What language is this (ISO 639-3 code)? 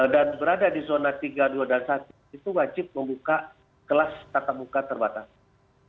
ind